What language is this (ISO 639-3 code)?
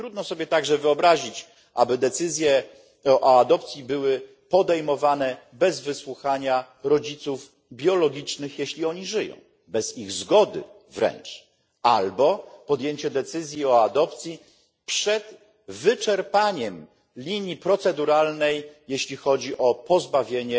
pol